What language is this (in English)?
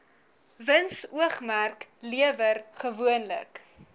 Afrikaans